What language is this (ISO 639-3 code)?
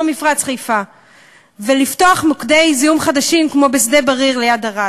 heb